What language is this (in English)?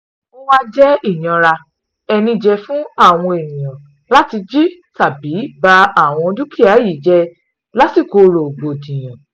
Yoruba